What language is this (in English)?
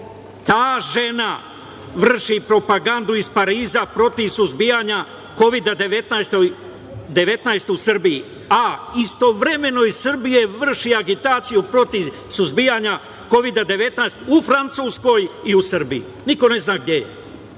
Serbian